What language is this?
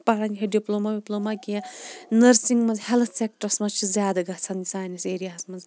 Kashmiri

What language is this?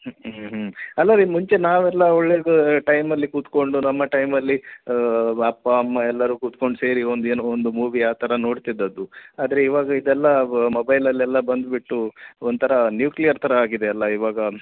Kannada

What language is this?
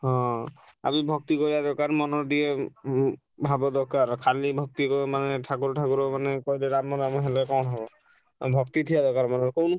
Odia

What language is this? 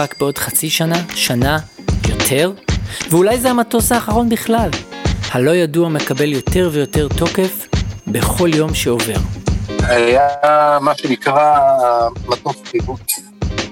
Hebrew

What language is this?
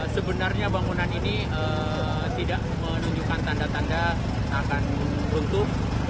Indonesian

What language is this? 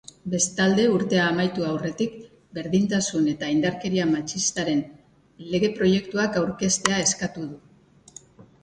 Basque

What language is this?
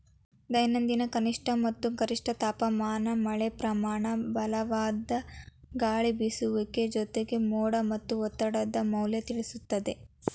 Kannada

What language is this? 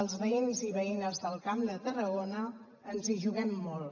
Catalan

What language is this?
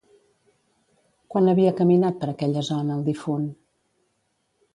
Catalan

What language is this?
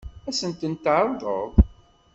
Kabyle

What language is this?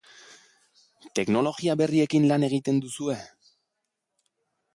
Basque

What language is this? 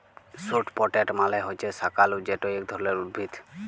Bangla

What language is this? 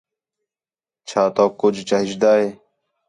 Khetrani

